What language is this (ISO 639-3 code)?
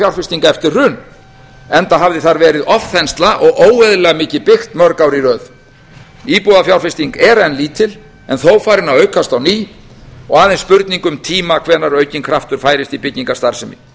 isl